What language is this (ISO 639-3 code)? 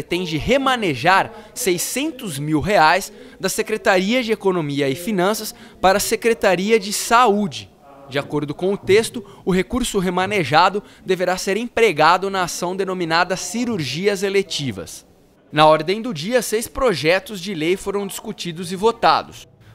por